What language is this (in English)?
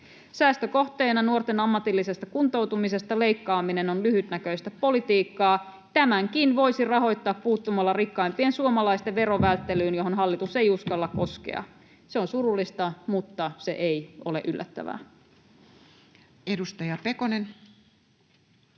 Finnish